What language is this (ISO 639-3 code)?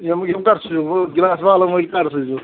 kas